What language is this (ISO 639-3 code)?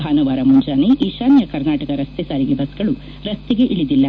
kan